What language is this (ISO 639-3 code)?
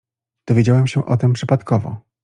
pol